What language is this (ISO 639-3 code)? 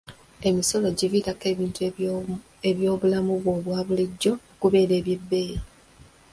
lug